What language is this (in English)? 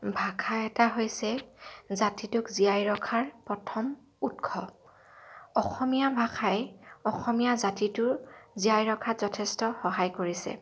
Assamese